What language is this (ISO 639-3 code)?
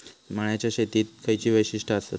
mar